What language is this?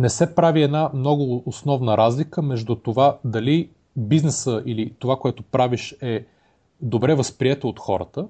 Bulgarian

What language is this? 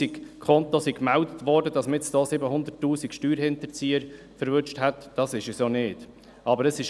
Swiss German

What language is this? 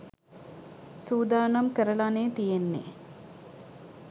Sinhala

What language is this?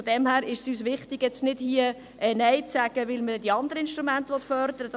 Swiss German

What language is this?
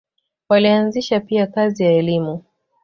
Swahili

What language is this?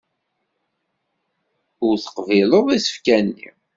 Kabyle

